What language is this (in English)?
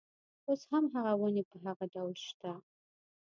Pashto